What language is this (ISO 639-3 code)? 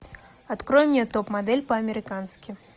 rus